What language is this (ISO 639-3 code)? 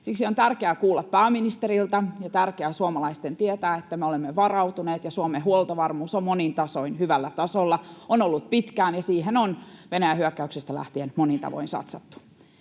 fin